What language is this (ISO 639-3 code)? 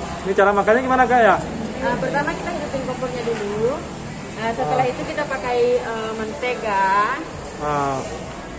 ind